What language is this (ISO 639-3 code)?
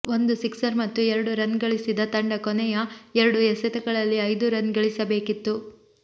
kan